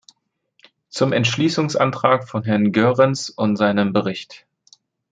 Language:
German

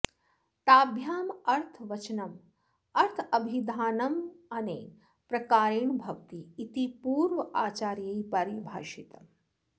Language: Sanskrit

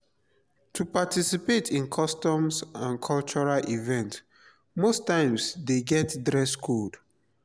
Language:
Nigerian Pidgin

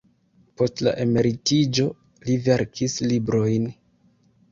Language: Esperanto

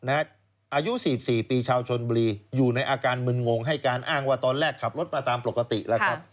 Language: Thai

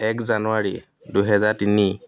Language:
Assamese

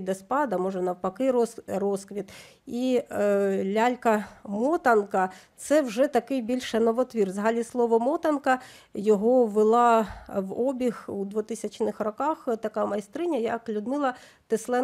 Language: Ukrainian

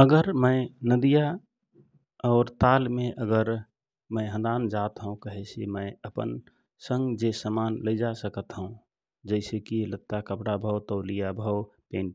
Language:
Rana Tharu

